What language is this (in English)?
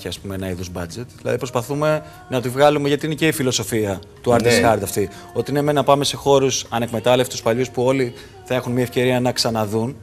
Greek